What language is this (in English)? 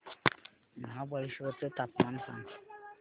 Marathi